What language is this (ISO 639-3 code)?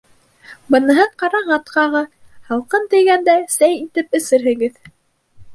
bak